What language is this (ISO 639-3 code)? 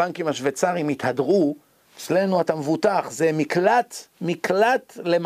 heb